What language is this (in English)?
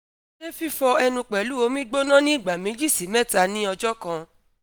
Yoruba